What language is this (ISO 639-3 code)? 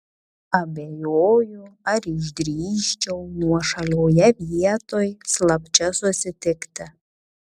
lit